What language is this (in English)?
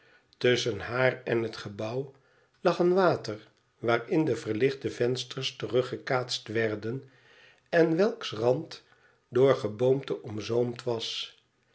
Dutch